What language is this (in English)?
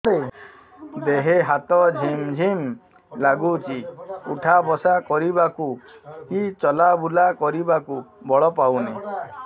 Odia